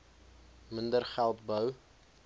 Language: Afrikaans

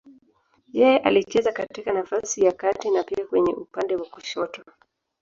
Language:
Swahili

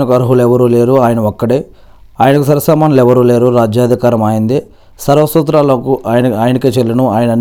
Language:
Telugu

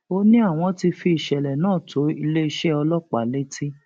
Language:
Yoruba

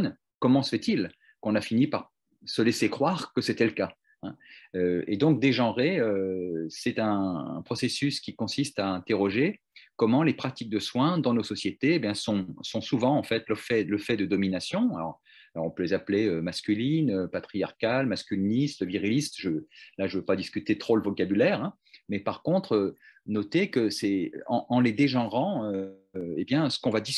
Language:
French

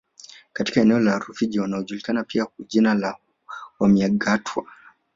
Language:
Swahili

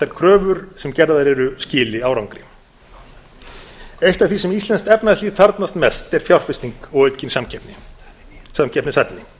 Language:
Icelandic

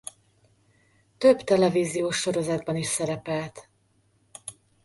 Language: Hungarian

